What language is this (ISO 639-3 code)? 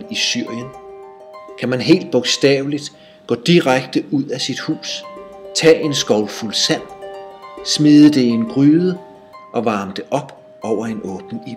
dan